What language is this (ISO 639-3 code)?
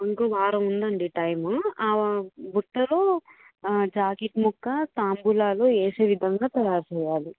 tel